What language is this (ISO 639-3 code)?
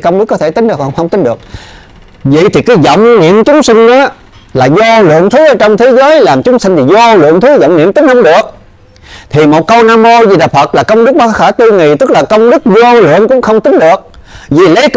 vie